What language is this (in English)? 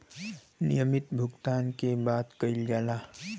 Bhojpuri